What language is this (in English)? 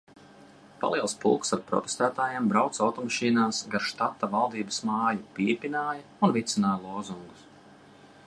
Latvian